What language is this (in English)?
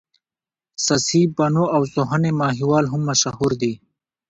Pashto